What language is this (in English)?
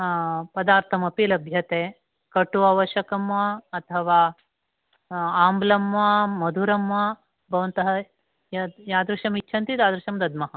Sanskrit